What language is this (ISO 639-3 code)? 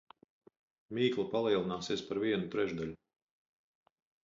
lav